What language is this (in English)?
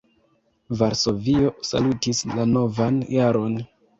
Esperanto